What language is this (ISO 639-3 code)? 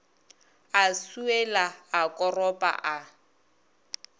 nso